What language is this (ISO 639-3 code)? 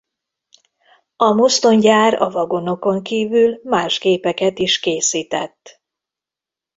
hun